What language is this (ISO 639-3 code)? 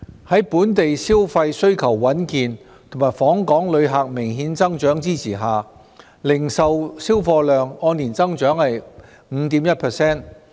yue